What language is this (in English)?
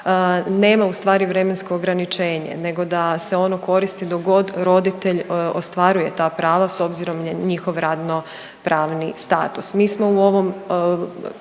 Croatian